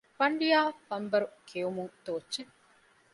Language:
Divehi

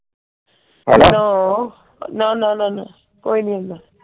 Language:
Punjabi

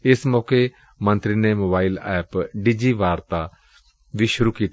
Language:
Punjabi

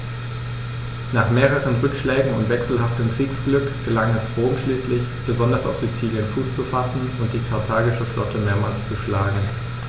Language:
German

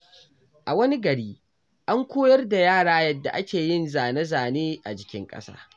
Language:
Hausa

